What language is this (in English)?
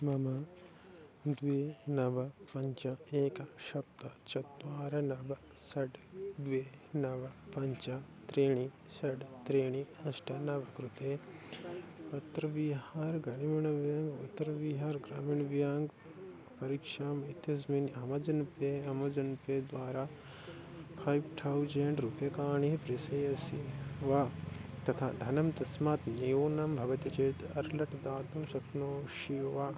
Sanskrit